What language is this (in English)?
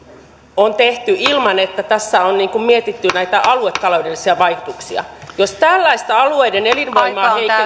Finnish